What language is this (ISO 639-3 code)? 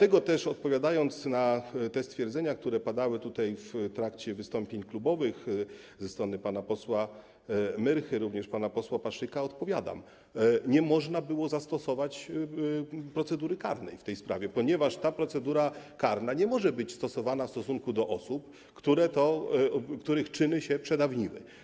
pol